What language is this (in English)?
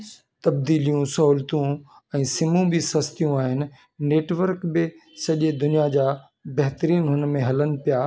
Sindhi